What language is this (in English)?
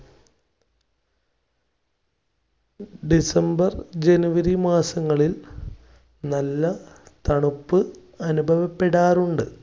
Malayalam